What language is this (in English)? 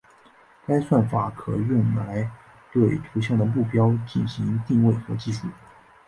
Chinese